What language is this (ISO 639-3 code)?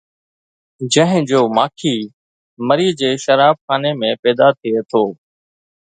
snd